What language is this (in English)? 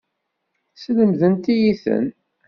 Kabyle